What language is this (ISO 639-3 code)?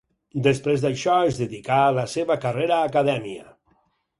cat